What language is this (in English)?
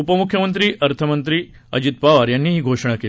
Marathi